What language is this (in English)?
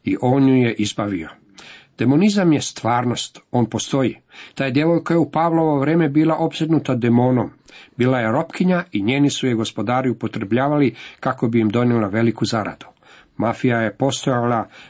Croatian